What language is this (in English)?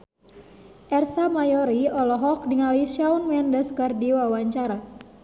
Sundanese